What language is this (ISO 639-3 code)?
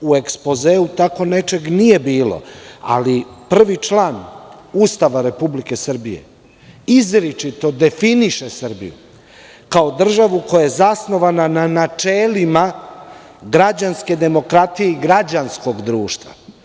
srp